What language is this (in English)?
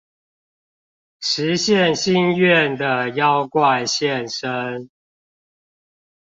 Chinese